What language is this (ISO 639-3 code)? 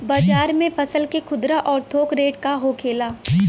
bho